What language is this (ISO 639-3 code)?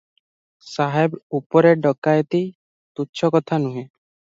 ori